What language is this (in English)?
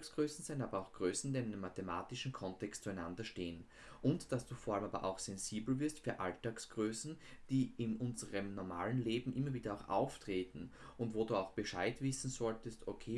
German